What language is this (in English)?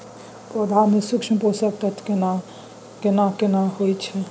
Maithili